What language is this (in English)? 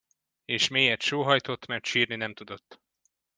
Hungarian